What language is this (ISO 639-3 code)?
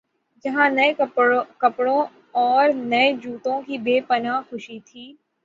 urd